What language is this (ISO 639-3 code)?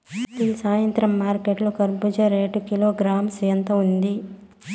tel